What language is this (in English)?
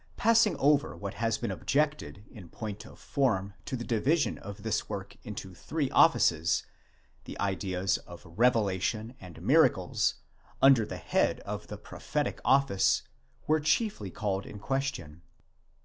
English